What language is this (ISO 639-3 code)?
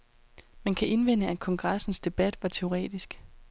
dan